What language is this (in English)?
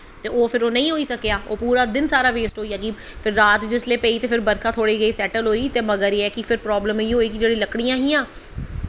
Dogri